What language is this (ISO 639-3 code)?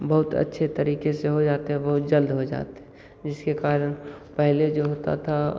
hin